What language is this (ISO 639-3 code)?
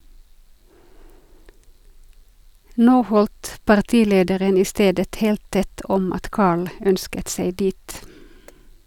nor